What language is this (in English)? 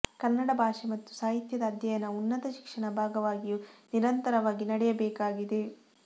Kannada